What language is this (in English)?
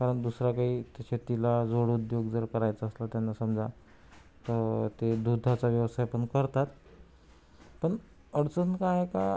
Marathi